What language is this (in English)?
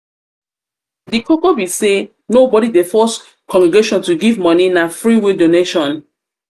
Nigerian Pidgin